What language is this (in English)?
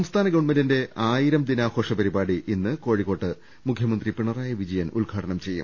Malayalam